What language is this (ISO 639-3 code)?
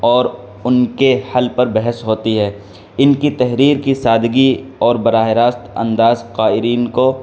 urd